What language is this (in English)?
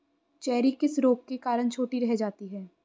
Hindi